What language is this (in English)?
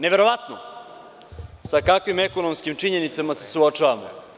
Serbian